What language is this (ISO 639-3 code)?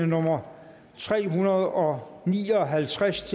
dan